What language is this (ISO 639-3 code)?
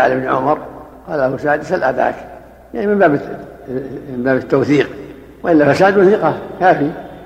ara